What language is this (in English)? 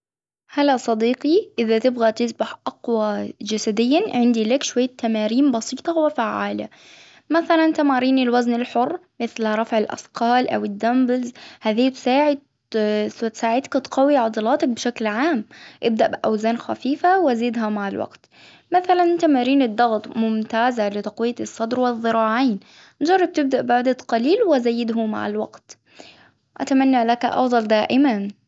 Hijazi Arabic